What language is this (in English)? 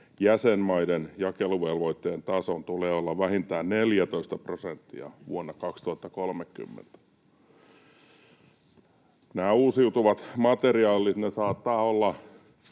Finnish